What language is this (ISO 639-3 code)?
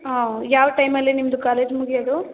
kan